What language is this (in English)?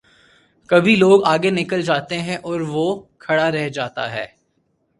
Urdu